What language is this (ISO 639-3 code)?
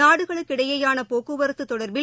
tam